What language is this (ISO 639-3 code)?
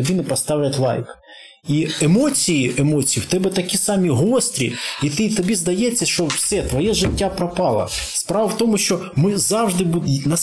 ukr